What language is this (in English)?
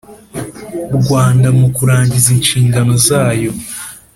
Kinyarwanda